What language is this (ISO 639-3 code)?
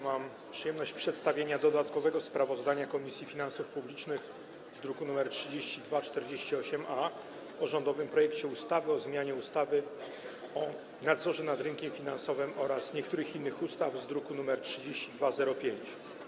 pol